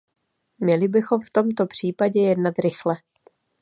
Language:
Czech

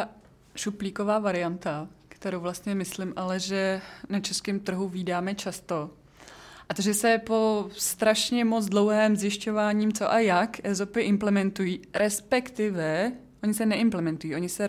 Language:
Czech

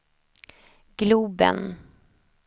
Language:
Swedish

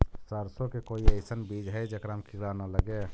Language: Magahi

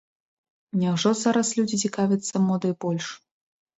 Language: Belarusian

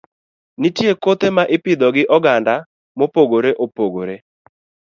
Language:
Luo (Kenya and Tanzania)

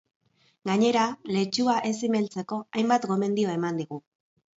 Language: Basque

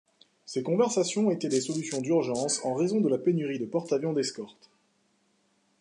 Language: French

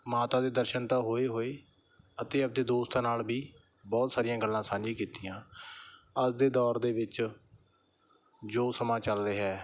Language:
Punjabi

